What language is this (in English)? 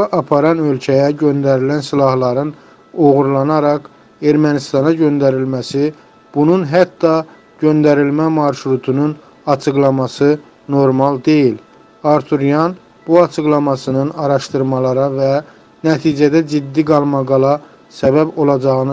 Turkish